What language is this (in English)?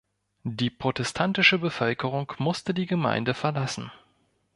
German